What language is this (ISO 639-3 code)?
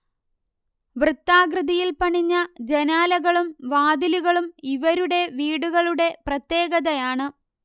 mal